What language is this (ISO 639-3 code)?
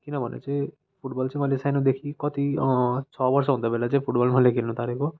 nep